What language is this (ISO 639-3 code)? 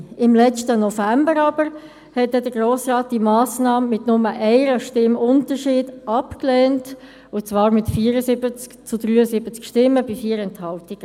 gsw